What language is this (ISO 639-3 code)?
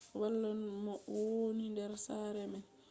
ful